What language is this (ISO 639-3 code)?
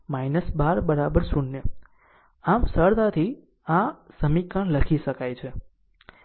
guj